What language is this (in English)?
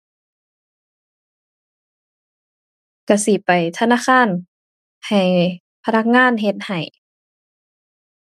Thai